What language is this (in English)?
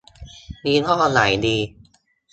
Thai